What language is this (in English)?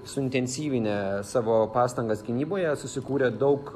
Lithuanian